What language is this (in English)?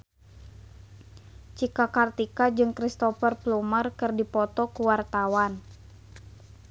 Sundanese